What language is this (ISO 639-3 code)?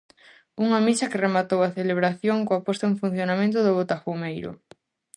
glg